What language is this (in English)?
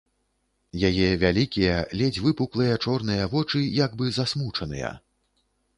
Belarusian